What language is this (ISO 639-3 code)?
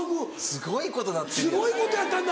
jpn